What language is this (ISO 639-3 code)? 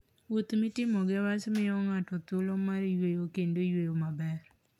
luo